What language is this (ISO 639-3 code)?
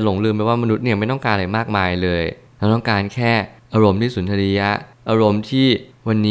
tha